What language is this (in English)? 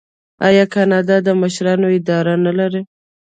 Pashto